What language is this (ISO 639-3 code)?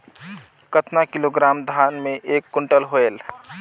hne